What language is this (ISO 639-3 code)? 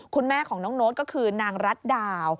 tha